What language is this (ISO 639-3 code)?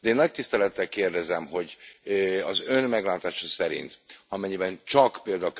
hun